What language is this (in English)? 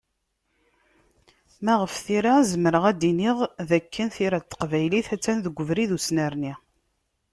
Kabyle